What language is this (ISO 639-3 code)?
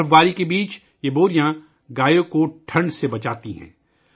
urd